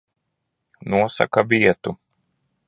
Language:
Latvian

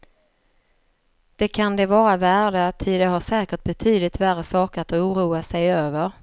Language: Swedish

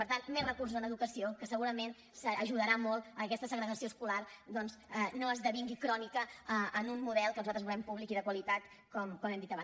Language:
Catalan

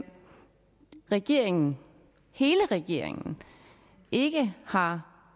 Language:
Danish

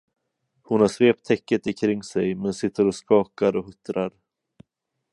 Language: Swedish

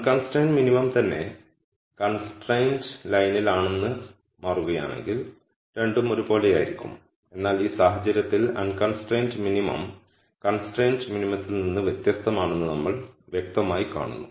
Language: Malayalam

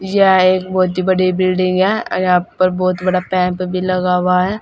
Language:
Hindi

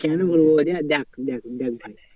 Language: Bangla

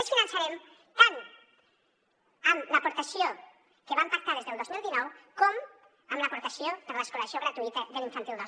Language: Catalan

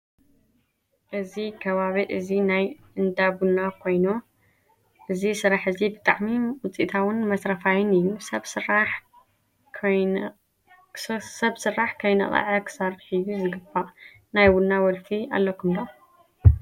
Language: Tigrinya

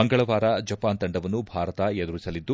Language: Kannada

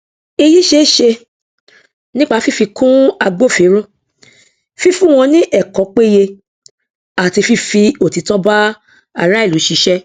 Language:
Yoruba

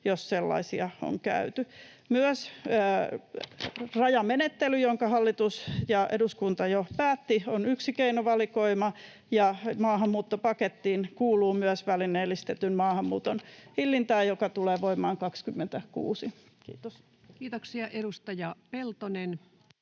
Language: Finnish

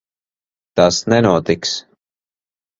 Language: Latvian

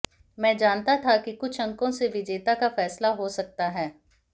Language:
Hindi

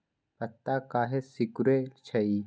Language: Magahi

